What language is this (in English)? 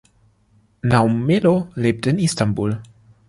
German